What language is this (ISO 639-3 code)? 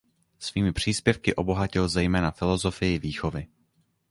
ces